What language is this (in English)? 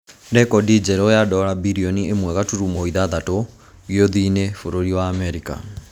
Kikuyu